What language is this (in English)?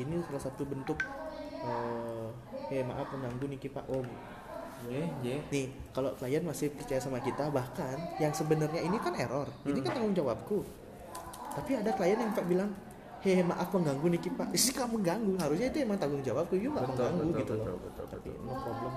Indonesian